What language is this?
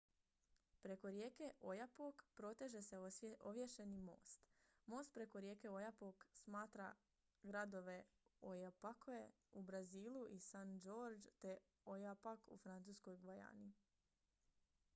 Croatian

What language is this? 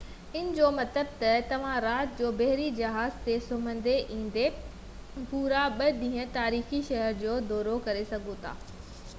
Sindhi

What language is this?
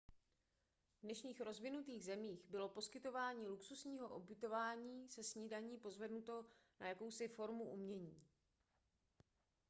Czech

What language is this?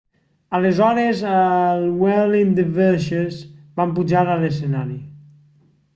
Catalan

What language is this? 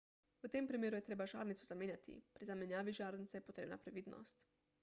Slovenian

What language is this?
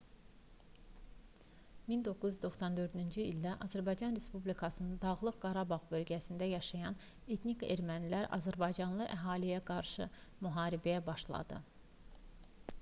Azerbaijani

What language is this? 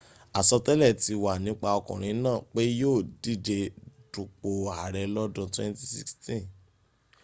Yoruba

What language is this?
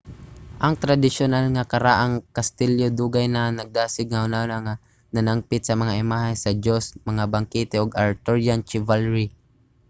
Cebuano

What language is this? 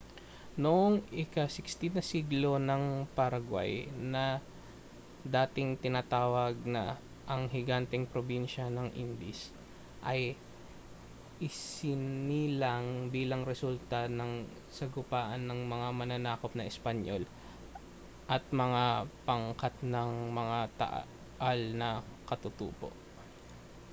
Filipino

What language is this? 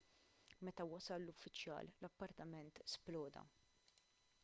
Maltese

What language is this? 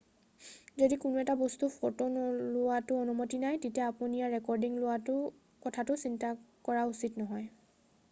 Assamese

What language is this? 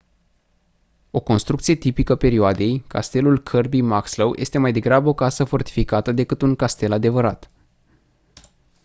Romanian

